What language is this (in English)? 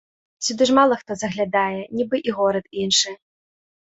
Belarusian